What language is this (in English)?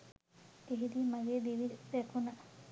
Sinhala